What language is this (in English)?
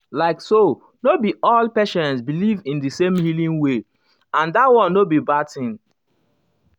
Nigerian Pidgin